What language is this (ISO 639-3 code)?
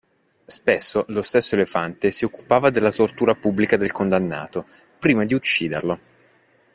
ita